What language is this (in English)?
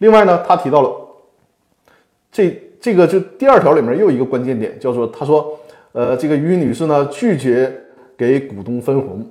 Chinese